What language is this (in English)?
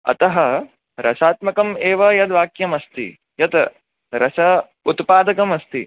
Sanskrit